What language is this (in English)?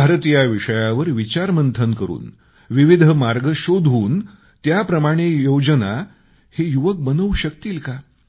Marathi